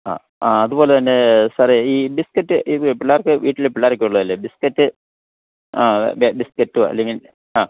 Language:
Malayalam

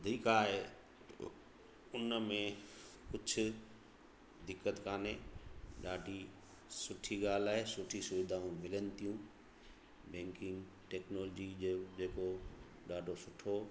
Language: Sindhi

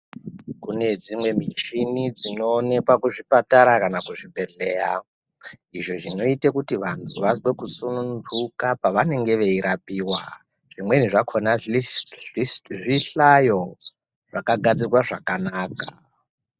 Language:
Ndau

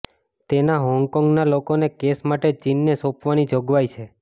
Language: Gujarati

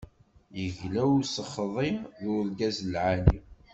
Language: Kabyle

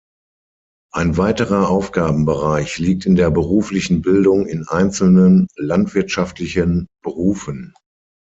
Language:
German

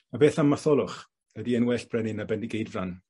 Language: Welsh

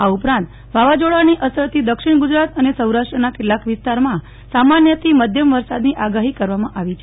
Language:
Gujarati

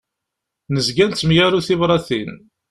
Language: Kabyle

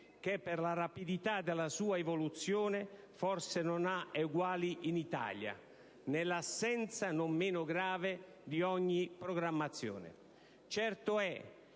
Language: Italian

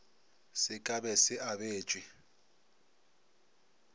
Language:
Northern Sotho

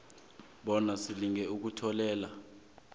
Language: South Ndebele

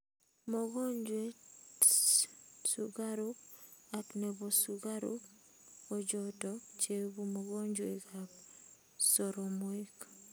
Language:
Kalenjin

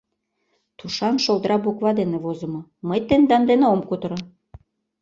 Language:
Mari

